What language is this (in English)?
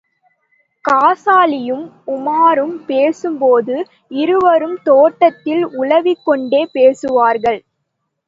Tamil